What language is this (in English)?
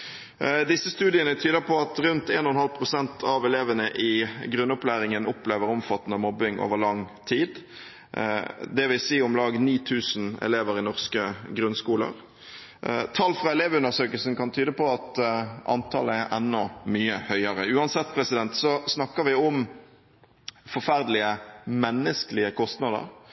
Norwegian Bokmål